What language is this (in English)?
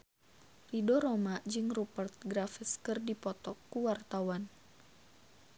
Sundanese